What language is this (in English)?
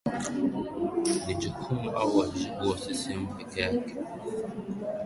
Swahili